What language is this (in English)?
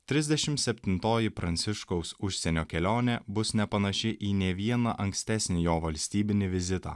Lithuanian